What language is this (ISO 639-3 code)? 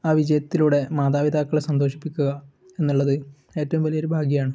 mal